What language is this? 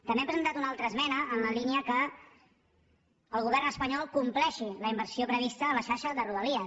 Catalan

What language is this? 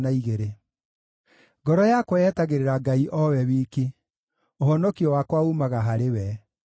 Kikuyu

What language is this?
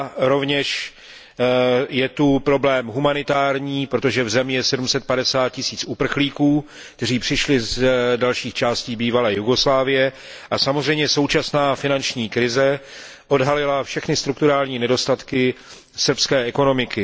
Czech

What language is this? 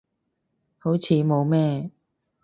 Cantonese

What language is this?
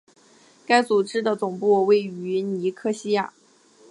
Chinese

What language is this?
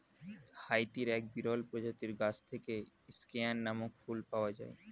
Bangla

